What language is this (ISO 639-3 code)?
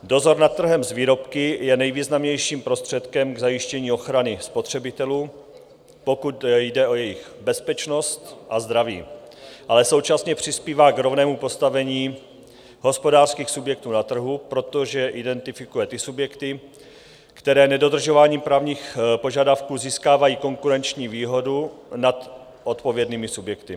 ces